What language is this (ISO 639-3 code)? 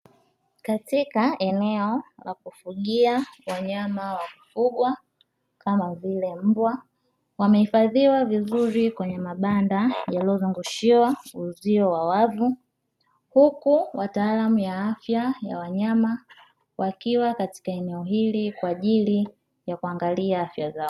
swa